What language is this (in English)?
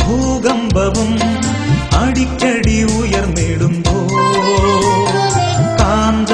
Hindi